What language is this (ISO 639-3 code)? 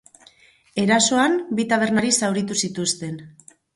eus